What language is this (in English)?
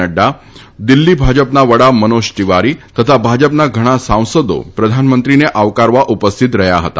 Gujarati